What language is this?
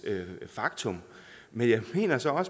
Danish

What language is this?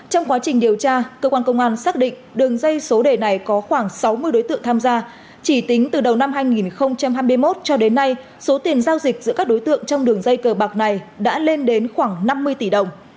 Vietnamese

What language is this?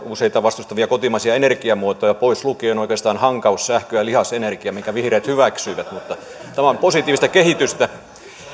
Finnish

